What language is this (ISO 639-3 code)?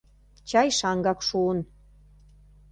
chm